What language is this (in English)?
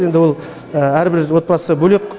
Kazakh